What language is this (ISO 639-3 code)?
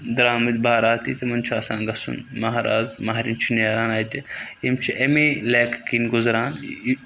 kas